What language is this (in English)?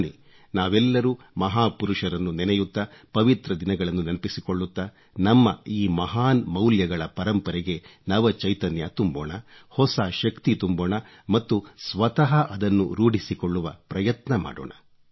Kannada